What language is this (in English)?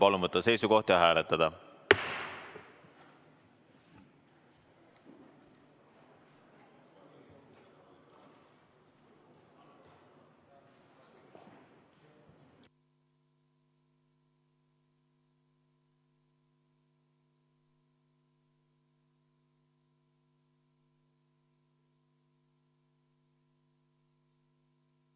Estonian